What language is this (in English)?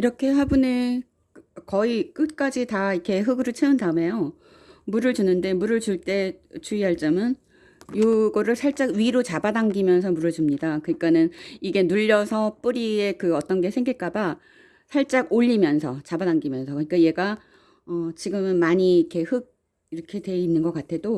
Korean